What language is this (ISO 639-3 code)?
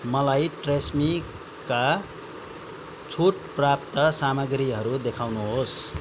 nep